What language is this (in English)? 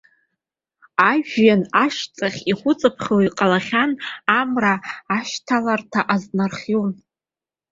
Abkhazian